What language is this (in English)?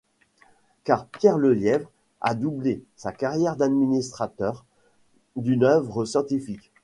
French